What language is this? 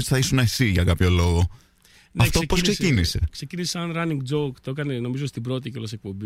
Greek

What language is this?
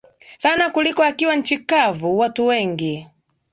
Swahili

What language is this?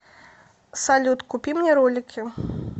Russian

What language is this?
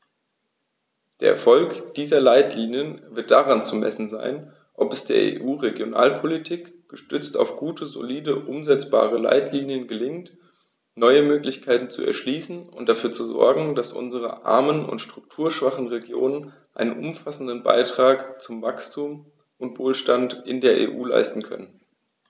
German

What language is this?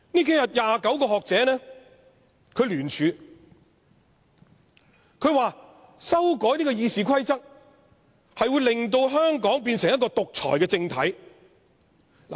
Cantonese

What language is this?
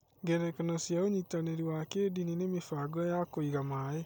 Kikuyu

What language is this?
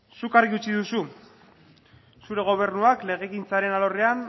Basque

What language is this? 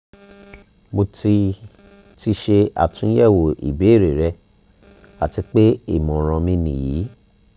Yoruba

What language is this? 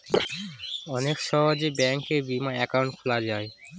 Bangla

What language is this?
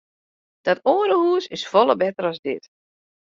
Western Frisian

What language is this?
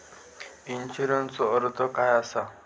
Marathi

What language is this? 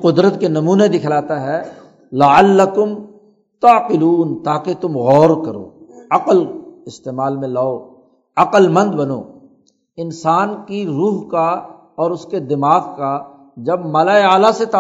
Urdu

